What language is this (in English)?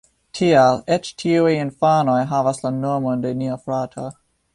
Esperanto